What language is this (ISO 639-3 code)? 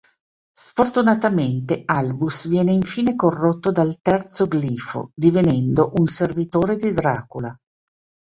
ita